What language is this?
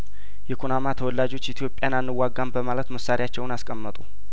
Amharic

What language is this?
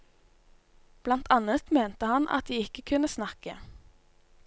Norwegian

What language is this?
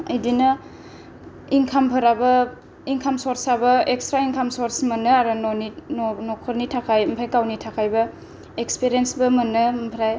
Bodo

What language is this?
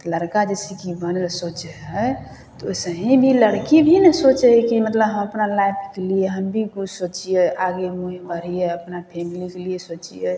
Maithili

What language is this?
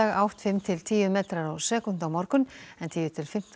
Icelandic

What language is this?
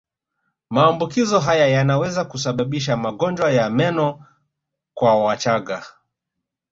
Swahili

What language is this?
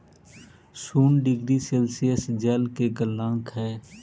Magahi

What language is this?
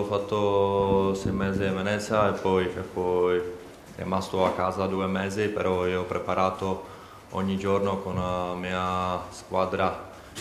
Italian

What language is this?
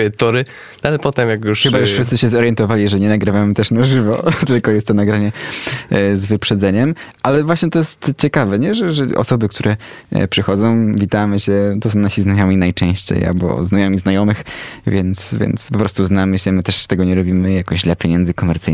Polish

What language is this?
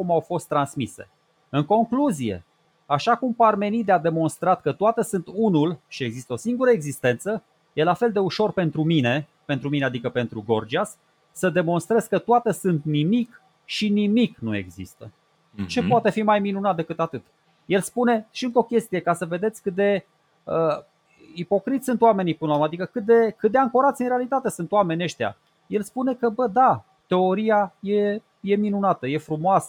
Romanian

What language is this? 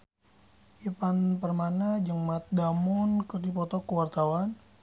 Sundanese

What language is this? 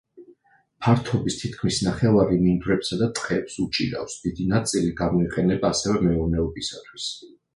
Georgian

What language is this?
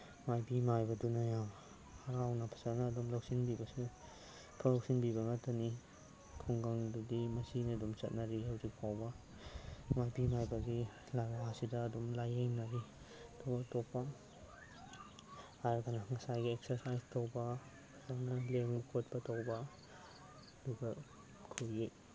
Manipuri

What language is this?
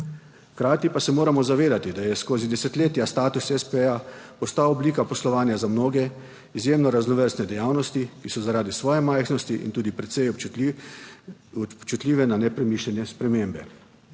Slovenian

